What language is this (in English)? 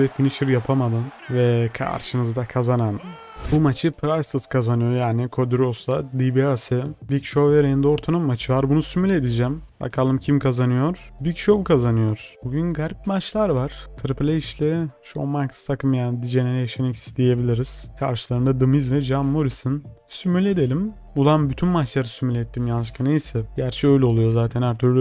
Turkish